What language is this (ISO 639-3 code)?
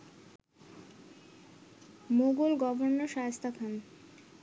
ben